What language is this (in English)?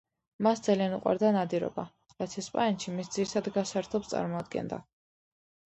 Georgian